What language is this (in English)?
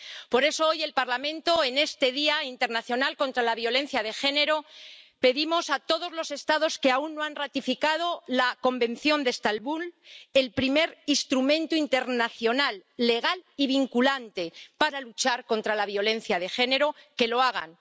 Spanish